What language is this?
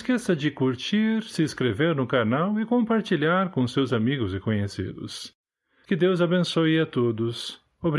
Portuguese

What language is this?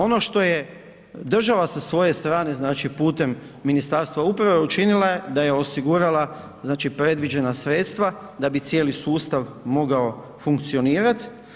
Croatian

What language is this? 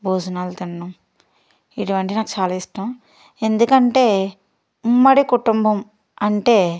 Telugu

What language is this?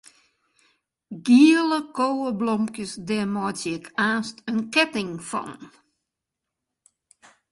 Western Frisian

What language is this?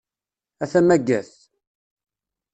Kabyle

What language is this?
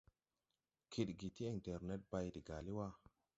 Tupuri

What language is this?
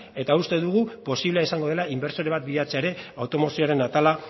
Basque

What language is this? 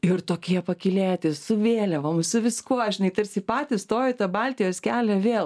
Lithuanian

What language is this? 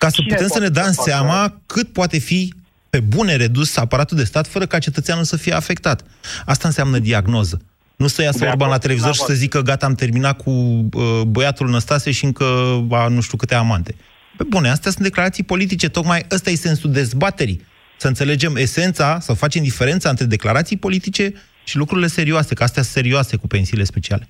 Romanian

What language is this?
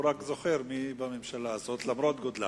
Hebrew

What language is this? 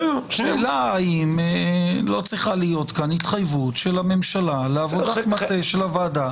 Hebrew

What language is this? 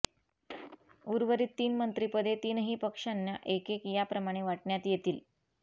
Marathi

